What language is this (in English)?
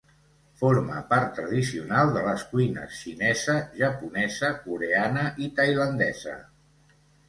Catalan